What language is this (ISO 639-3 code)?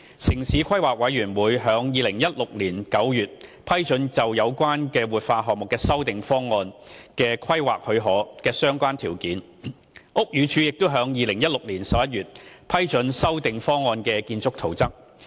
yue